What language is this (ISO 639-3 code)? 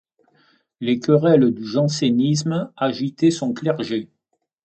fra